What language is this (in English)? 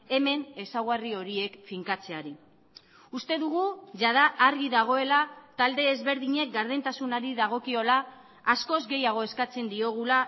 Basque